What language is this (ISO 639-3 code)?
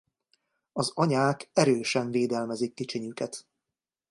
hun